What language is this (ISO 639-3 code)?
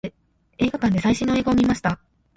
jpn